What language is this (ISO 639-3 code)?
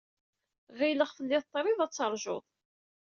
kab